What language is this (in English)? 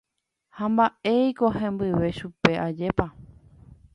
Guarani